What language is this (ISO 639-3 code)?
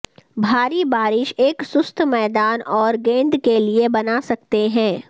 urd